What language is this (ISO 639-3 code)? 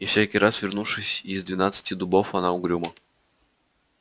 rus